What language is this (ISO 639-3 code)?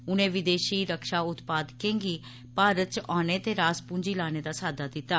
doi